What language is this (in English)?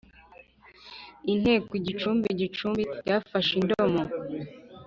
Kinyarwanda